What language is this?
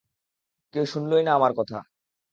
Bangla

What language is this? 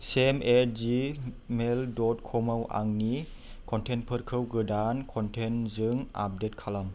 Bodo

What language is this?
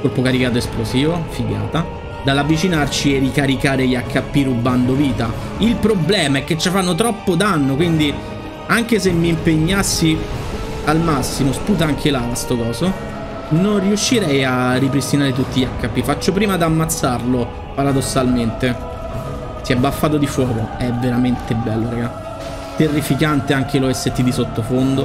Italian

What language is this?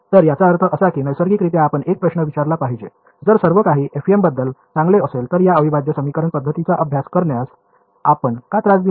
Marathi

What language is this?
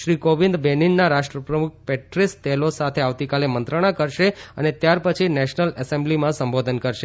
Gujarati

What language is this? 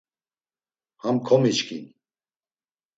Laz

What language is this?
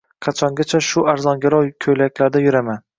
Uzbek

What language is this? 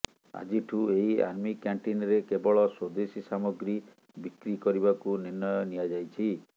Odia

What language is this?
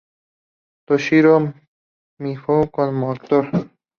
Spanish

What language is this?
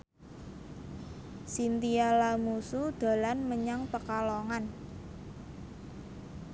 Javanese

